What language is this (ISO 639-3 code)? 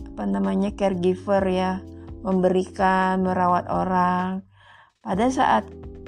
ind